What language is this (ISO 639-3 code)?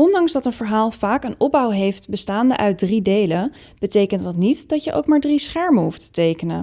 nld